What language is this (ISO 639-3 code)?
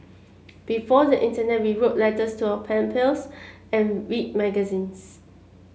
eng